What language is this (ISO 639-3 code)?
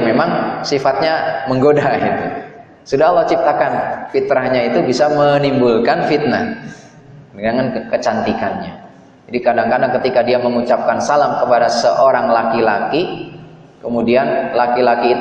ind